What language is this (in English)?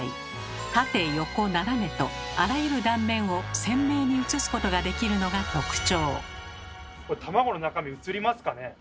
Japanese